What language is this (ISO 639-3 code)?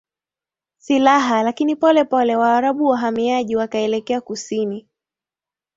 swa